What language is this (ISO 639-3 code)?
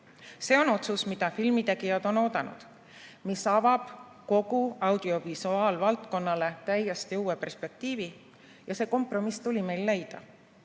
est